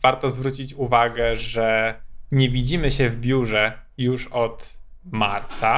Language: Polish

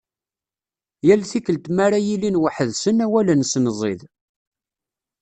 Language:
Kabyle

